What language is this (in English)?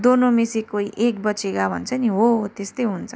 Nepali